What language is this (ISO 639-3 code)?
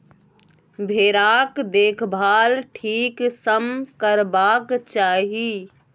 mai